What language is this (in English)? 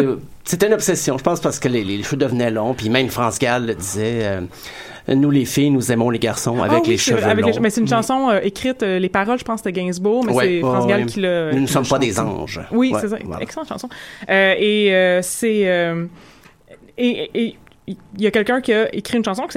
French